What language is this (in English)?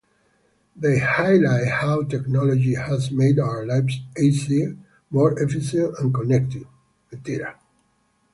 English